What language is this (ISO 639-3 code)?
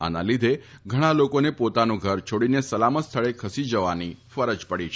guj